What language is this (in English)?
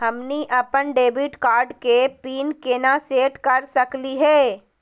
Magahi